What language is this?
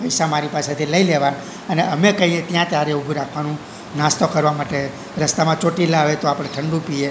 Gujarati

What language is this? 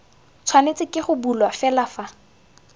Tswana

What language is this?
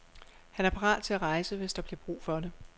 Danish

